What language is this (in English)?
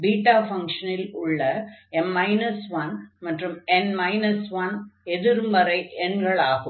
Tamil